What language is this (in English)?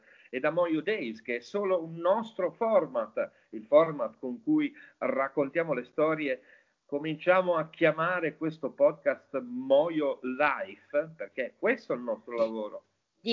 Italian